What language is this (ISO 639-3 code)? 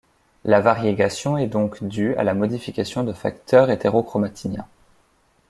fra